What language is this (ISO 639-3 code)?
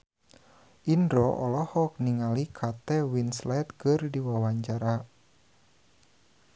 sun